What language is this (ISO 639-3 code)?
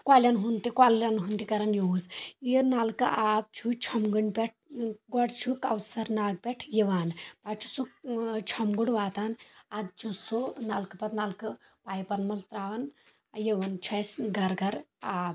kas